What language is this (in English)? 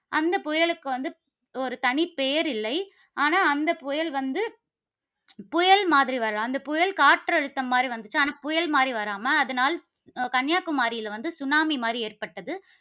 Tamil